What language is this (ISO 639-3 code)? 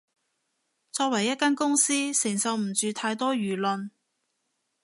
yue